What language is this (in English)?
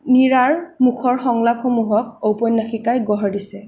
Assamese